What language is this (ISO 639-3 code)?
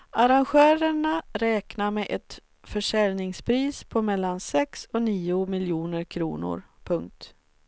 swe